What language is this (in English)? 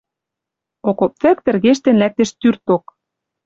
Western Mari